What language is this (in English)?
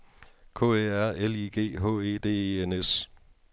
Danish